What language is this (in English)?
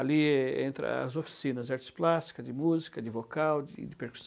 Portuguese